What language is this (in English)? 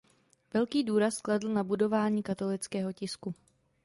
Czech